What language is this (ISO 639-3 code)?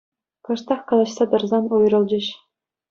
chv